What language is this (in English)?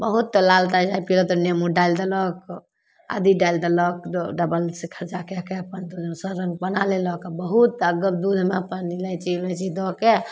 Maithili